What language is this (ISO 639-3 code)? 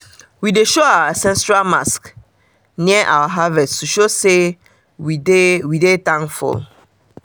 pcm